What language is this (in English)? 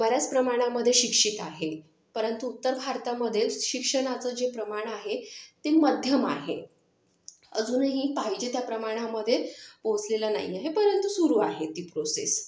Marathi